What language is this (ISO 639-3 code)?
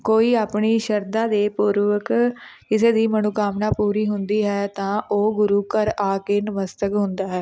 pan